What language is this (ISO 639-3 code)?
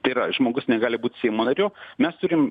lit